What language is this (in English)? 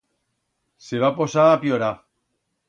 Aragonese